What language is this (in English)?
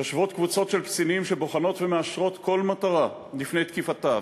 Hebrew